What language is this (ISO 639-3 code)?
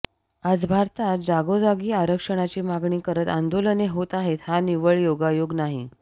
mar